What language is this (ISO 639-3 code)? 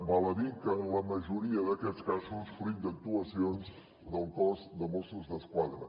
cat